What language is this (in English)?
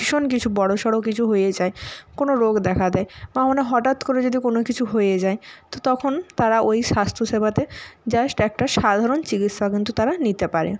Bangla